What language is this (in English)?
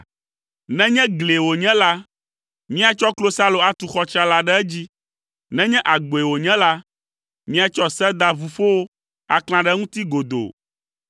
Ewe